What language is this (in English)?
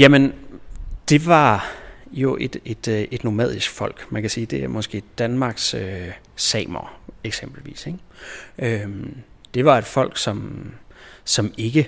Danish